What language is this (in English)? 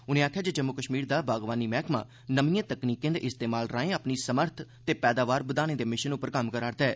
Dogri